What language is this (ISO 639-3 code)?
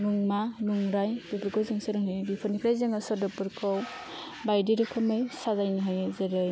brx